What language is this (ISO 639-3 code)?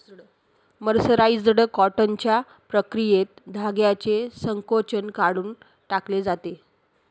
mar